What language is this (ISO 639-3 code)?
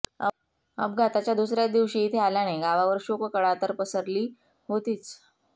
mar